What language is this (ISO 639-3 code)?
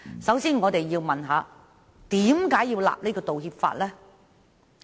yue